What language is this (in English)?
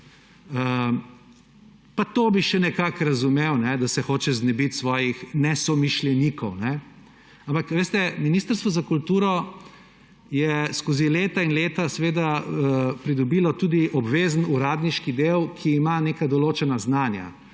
Slovenian